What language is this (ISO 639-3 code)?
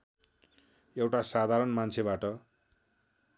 nep